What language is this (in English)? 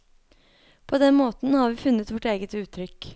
Norwegian